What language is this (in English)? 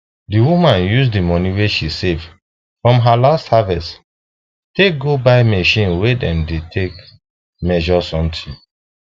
Nigerian Pidgin